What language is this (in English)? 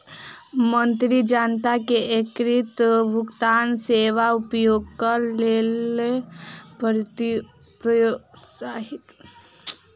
Maithili